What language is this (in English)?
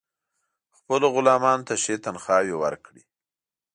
Pashto